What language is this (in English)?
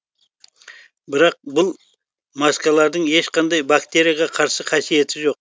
Kazakh